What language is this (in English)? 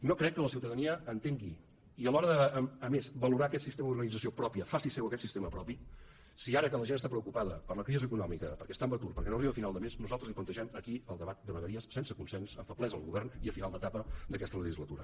Catalan